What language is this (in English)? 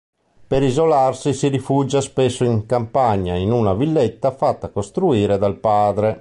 Italian